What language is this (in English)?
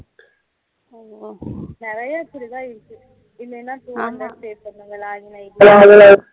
Tamil